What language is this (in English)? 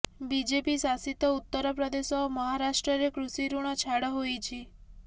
Odia